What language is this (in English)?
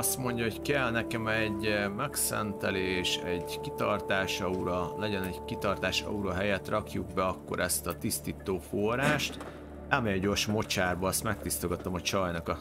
Hungarian